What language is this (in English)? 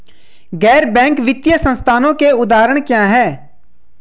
Hindi